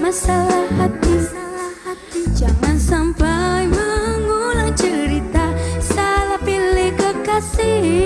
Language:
Indonesian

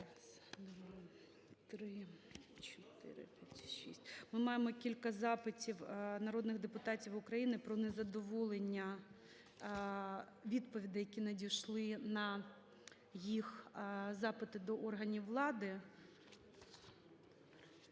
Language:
Ukrainian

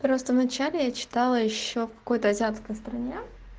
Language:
Russian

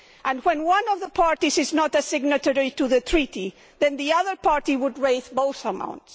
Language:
English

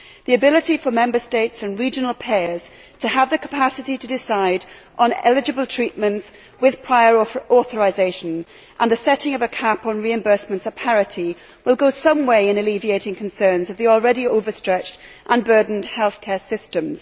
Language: English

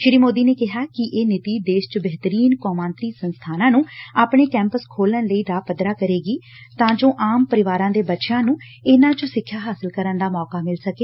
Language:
Punjabi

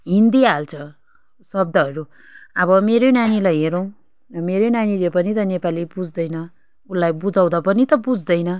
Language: Nepali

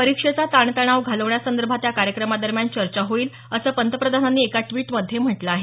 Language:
Marathi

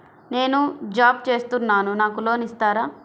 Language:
Telugu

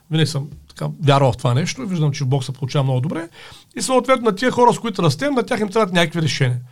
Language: Bulgarian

